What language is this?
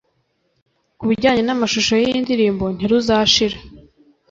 Kinyarwanda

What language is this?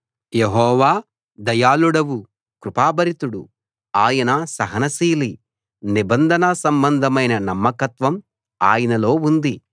Telugu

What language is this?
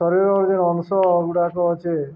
Odia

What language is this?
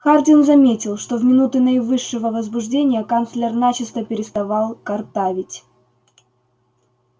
Russian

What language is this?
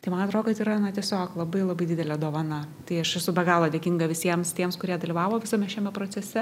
Lithuanian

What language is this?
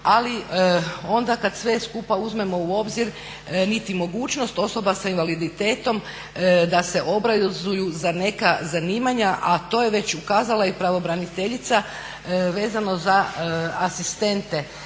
Croatian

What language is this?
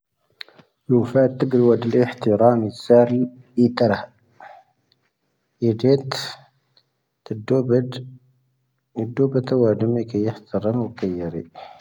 Tahaggart Tamahaq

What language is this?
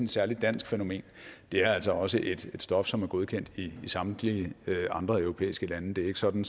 Danish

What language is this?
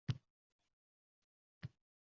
Uzbek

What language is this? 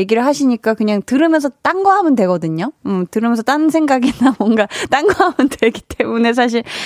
Korean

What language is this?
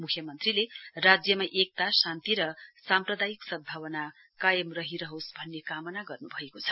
Nepali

